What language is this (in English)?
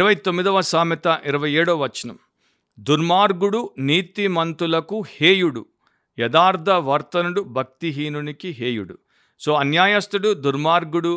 Telugu